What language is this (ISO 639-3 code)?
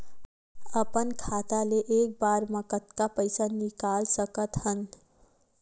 hne